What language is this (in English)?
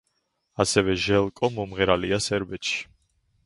Georgian